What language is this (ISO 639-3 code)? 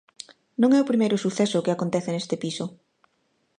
glg